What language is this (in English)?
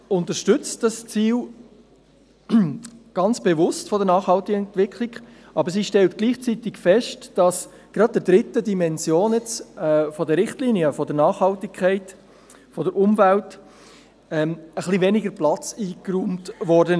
Swiss German